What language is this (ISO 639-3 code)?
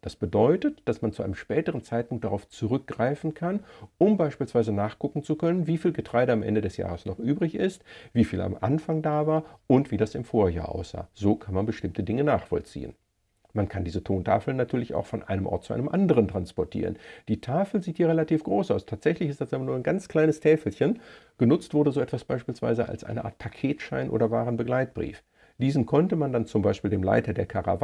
deu